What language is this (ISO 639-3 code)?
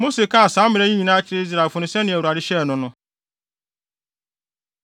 aka